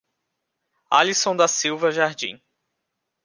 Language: Portuguese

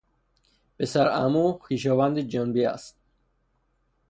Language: Persian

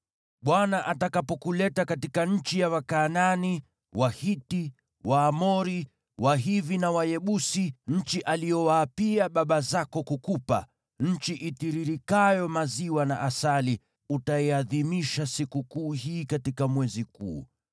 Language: Swahili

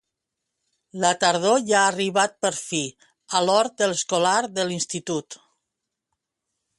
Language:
Catalan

